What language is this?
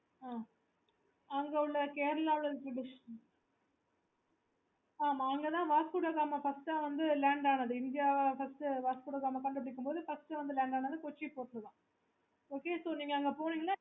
Tamil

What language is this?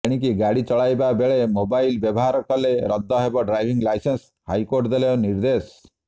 Odia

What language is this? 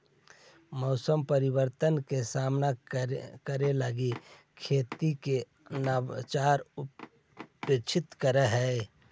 Magahi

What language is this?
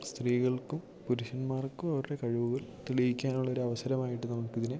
Malayalam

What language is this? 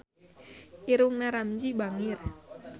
Sundanese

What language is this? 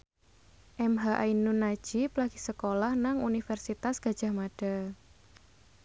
Javanese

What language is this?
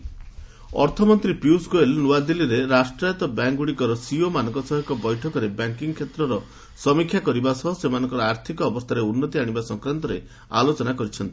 Odia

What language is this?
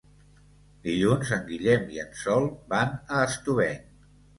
Catalan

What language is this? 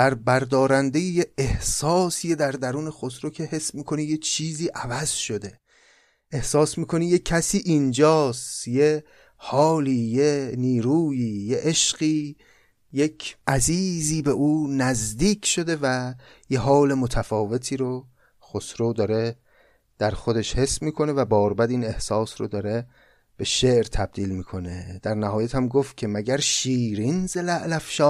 Persian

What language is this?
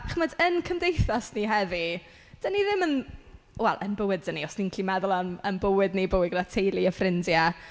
Welsh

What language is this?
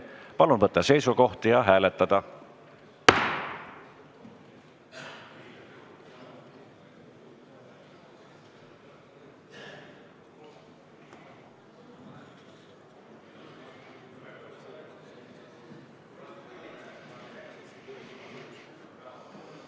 Estonian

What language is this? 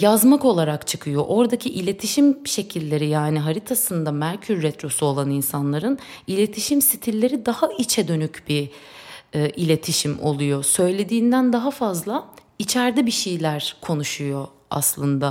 Turkish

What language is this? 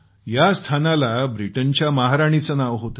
Marathi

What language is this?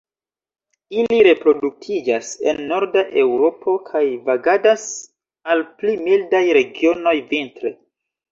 Esperanto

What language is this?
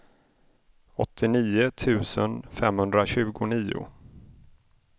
Swedish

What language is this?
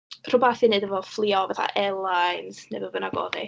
Welsh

